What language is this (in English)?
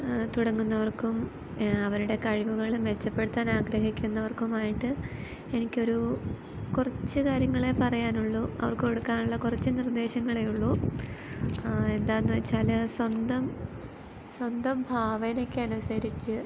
Malayalam